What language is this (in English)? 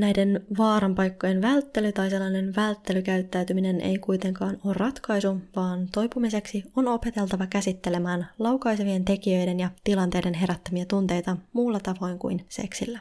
Finnish